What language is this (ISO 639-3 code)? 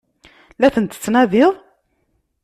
kab